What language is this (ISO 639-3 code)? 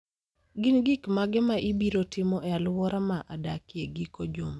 luo